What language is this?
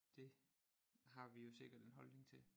Danish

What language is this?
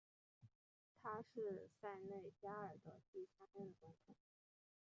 Chinese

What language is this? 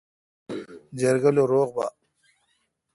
Kalkoti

